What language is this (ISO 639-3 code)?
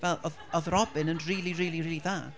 cym